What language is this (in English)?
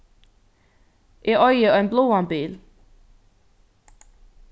Faroese